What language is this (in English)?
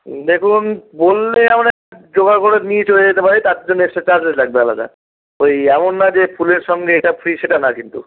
Bangla